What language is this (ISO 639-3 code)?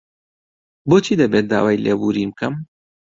ckb